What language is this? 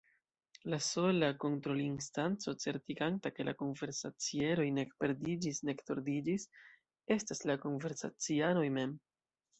Esperanto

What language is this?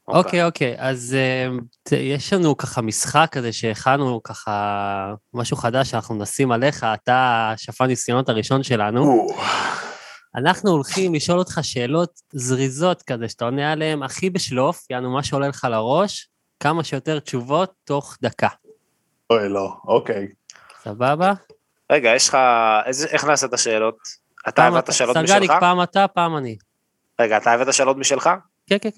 Hebrew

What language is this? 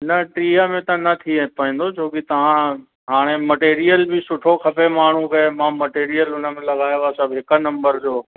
Sindhi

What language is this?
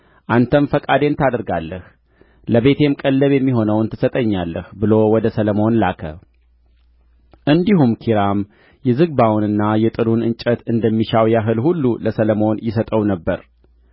Amharic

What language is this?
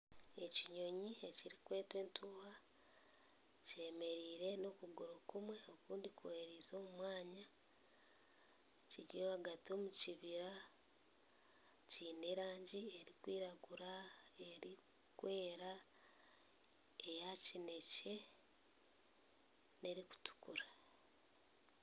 Nyankole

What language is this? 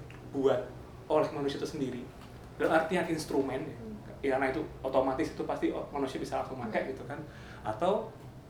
Indonesian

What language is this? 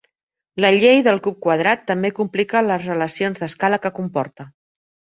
Catalan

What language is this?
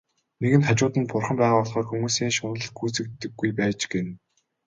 Mongolian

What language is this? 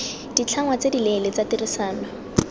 Tswana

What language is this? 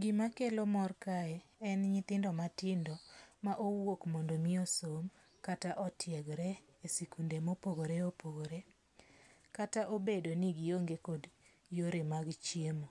Luo (Kenya and Tanzania)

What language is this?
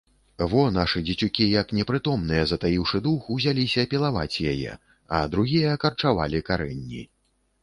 Belarusian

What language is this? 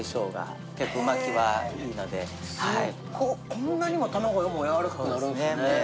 Japanese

